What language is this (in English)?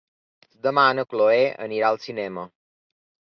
Catalan